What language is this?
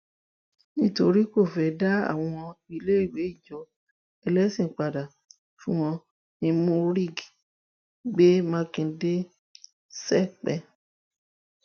Yoruba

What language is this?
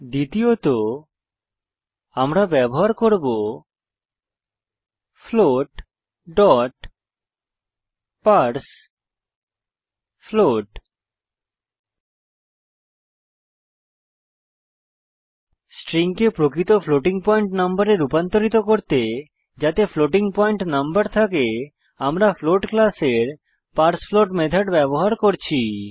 Bangla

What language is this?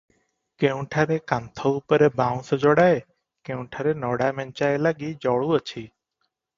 Odia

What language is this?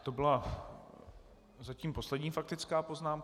Czech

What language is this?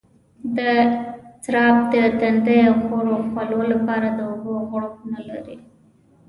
Pashto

